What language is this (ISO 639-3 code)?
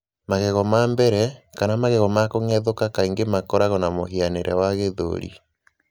kik